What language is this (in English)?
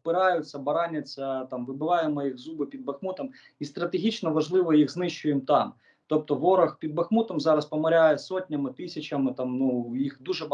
Ukrainian